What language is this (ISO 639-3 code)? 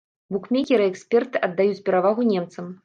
bel